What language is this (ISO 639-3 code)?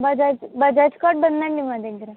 tel